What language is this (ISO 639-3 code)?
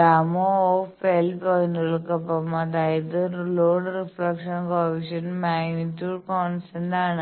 mal